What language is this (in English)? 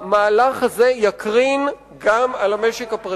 Hebrew